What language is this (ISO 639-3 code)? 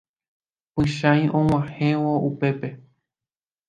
grn